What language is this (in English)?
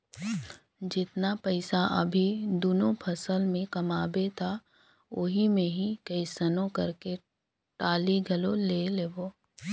Chhattisgarhi